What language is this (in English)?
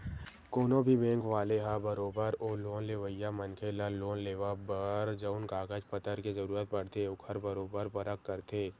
Chhattisgarhi